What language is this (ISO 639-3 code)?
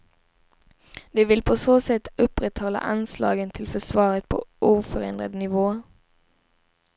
swe